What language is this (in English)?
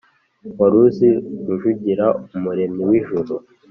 Kinyarwanda